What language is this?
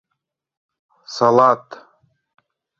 Mari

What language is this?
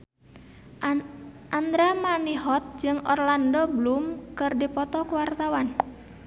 Sundanese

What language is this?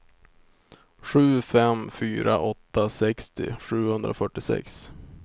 Swedish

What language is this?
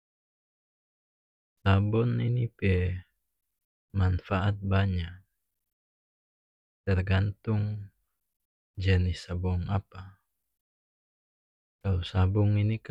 North Moluccan Malay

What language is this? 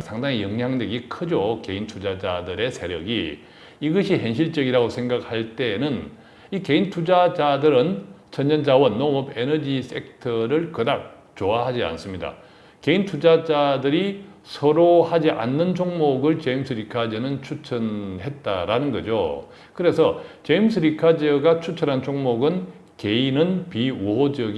Korean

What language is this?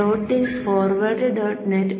Malayalam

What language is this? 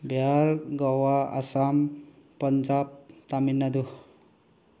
Manipuri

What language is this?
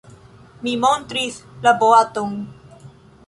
Esperanto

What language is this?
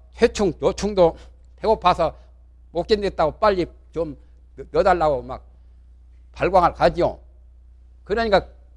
Korean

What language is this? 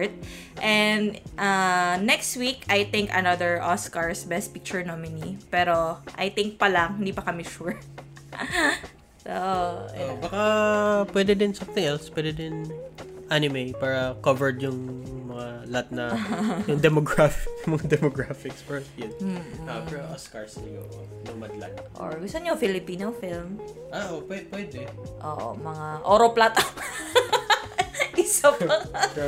Filipino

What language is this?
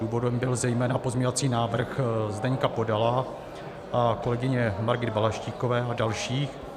Czech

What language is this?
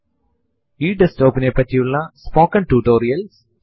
Malayalam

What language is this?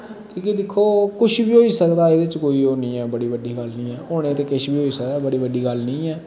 Dogri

